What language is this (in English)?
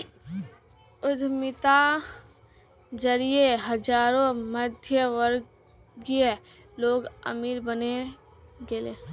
Magahi